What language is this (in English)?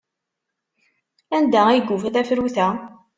Kabyle